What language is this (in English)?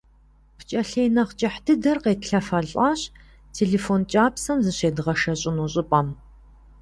Kabardian